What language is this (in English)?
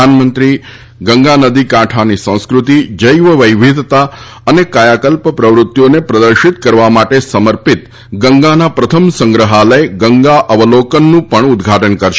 Gujarati